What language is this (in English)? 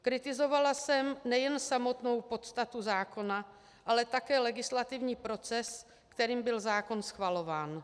Czech